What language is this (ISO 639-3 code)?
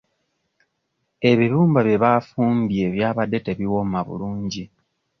lug